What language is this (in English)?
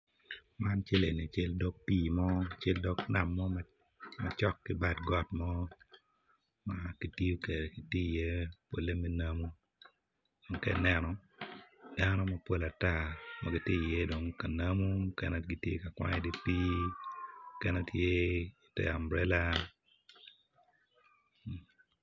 Acoli